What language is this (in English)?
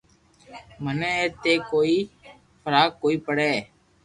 Loarki